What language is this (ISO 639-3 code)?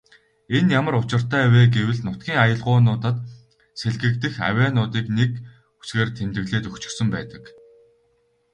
mon